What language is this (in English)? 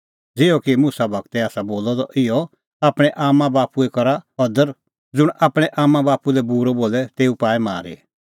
Kullu Pahari